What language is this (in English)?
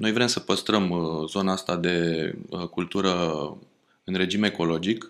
Romanian